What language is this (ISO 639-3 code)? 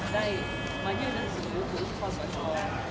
tha